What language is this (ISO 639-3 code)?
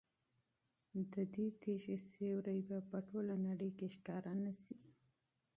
pus